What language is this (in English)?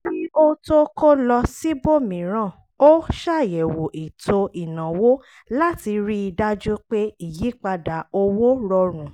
Yoruba